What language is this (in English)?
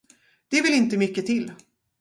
Swedish